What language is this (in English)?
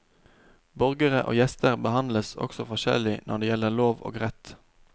Norwegian